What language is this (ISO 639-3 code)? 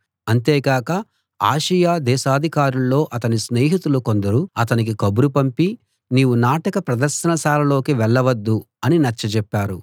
tel